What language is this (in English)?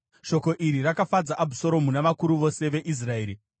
Shona